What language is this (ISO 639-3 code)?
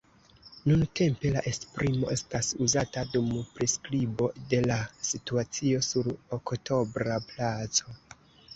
epo